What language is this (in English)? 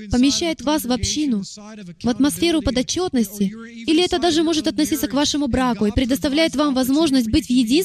Russian